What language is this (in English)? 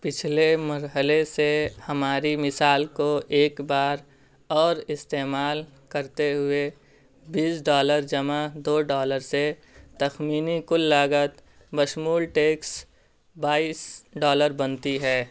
Urdu